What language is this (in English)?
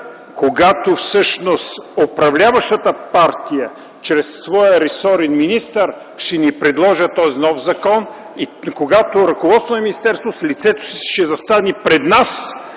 Bulgarian